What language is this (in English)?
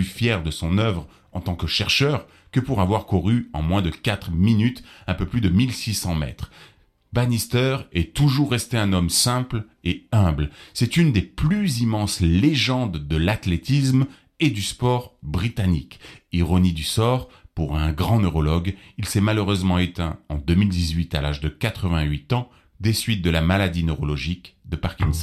French